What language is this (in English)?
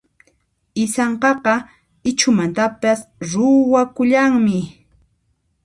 Puno Quechua